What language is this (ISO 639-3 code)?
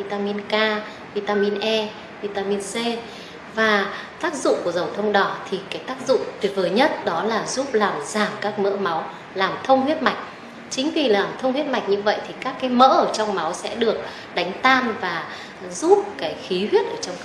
vie